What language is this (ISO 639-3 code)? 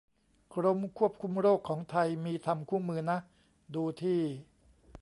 tha